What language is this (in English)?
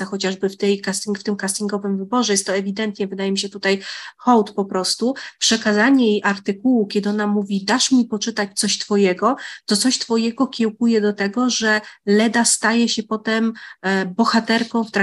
Polish